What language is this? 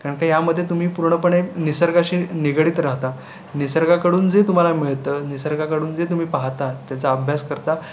Marathi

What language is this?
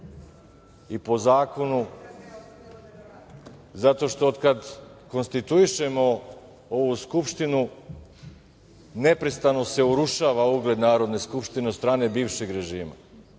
Serbian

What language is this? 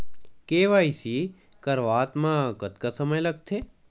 Chhattisgarhi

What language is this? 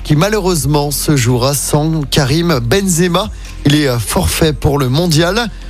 French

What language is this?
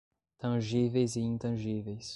Portuguese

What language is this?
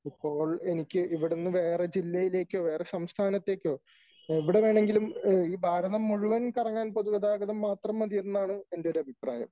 Malayalam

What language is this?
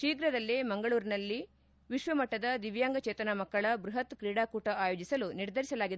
Kannada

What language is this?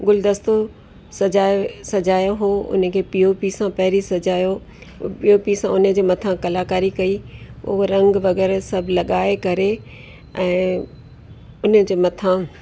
Sindhi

